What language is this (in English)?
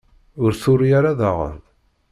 Kabyle